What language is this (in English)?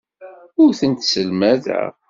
Kabyle